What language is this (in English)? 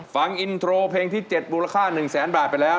Thai